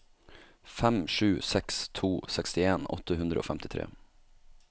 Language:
Norwegian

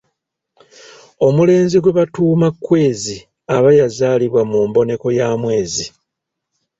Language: Ganda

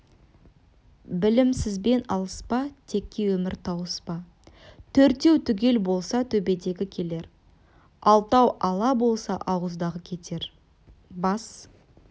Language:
Kazakh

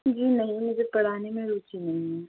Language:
Hindi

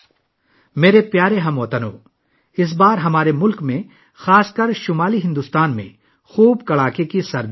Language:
Urdu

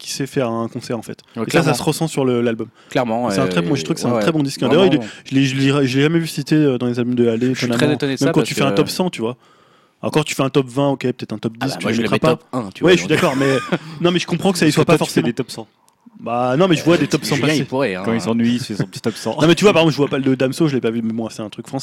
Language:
French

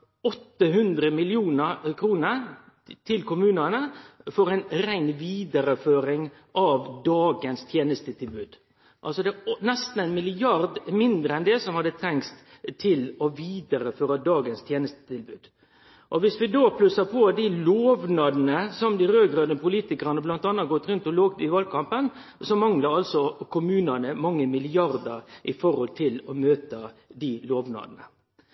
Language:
Norwegian Nynorsk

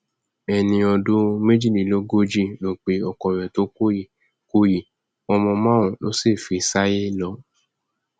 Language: Yoruba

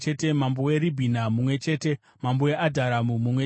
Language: Shona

